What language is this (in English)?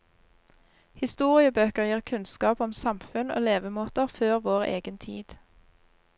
Norwegian